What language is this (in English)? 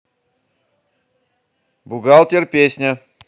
Russian